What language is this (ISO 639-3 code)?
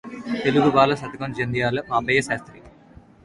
tel